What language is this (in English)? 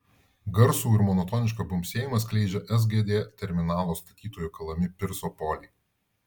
Lithuanian